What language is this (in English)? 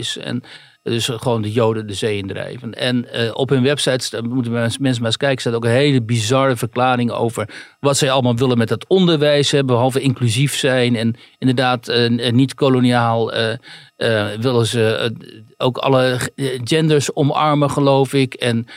Dutch